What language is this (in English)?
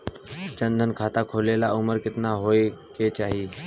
Bhojpuri